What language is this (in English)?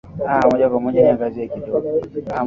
Swahili